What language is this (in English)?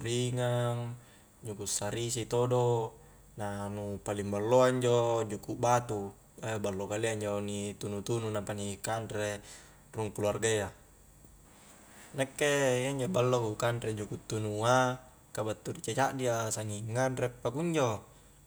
Highland Konjo